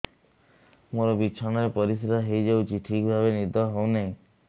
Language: Odia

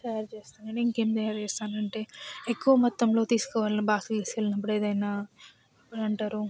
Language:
Telugu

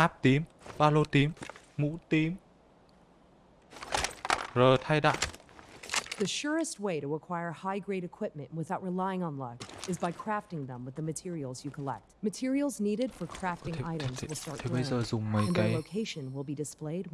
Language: Vietnamese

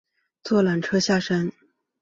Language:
Chinese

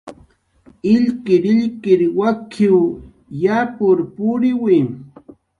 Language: Jaqaru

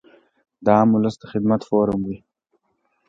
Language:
Pashto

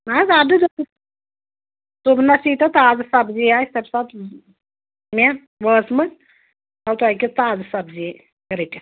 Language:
Kashmiri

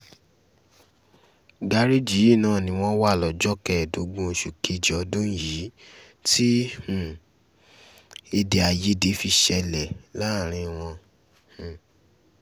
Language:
Yoruba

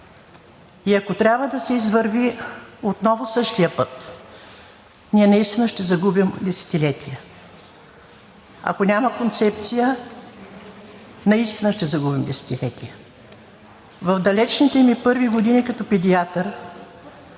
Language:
Bulgarian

